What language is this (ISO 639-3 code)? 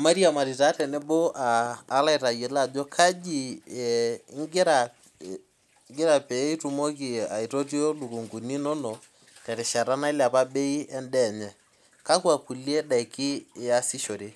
mas